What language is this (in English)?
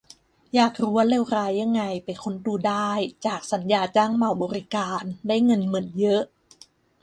Thai